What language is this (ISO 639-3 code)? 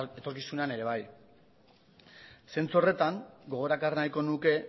eus